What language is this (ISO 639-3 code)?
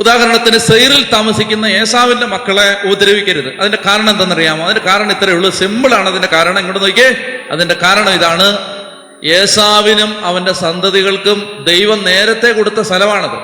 mal